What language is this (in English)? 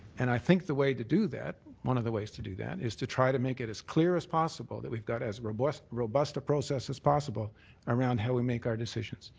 English